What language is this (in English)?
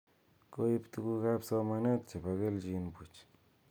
Kalenjin